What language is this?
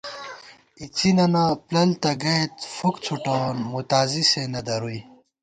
Gawar-Bati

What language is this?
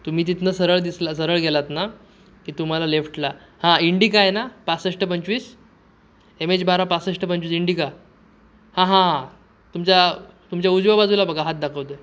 Marathi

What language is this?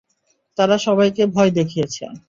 Bangla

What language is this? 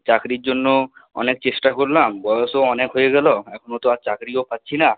Bangla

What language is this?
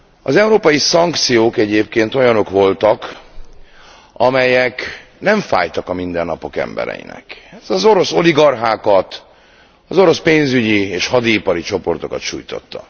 Hungarian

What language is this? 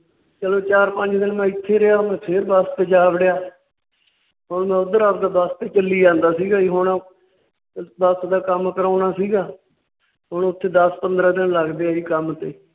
Punjabi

